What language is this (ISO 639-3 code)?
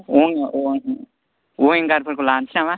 brx